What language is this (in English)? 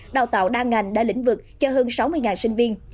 Vietnamese